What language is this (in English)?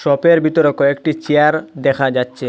Bangla